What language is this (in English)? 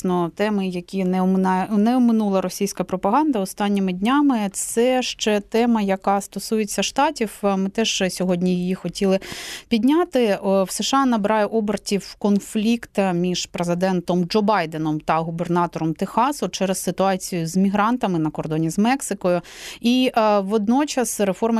Ukrainian